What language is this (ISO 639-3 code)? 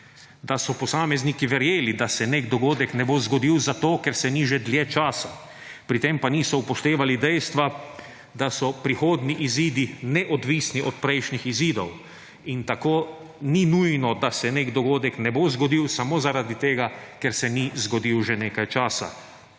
slv